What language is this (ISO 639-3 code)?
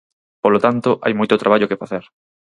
glg